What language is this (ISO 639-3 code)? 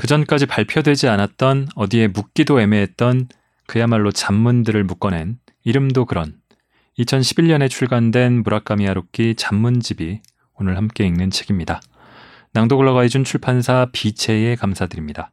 kor